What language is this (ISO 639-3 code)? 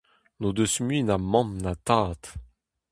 bre